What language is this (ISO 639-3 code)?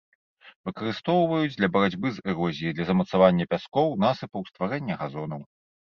bel